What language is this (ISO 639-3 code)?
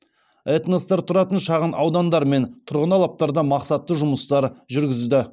kaz